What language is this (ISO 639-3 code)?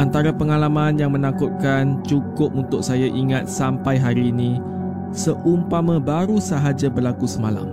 msa